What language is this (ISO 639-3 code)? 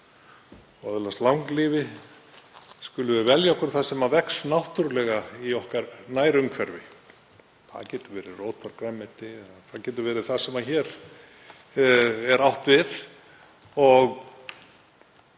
isl